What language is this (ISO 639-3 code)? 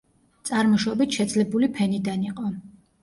kat